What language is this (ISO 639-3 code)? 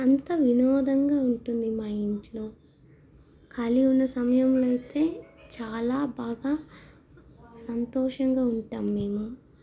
tel